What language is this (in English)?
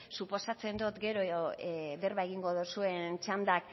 Basque